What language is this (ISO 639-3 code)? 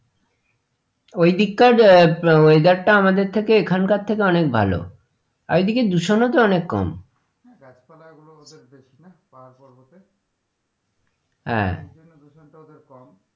ben